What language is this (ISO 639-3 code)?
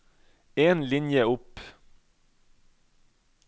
nor